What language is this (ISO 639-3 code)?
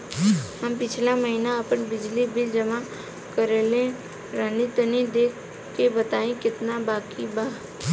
bho